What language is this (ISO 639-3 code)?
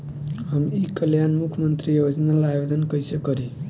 bho